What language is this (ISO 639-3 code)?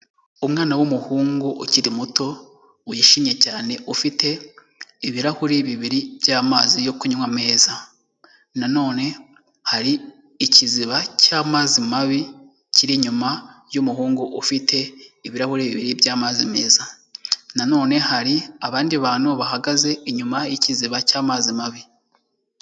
kin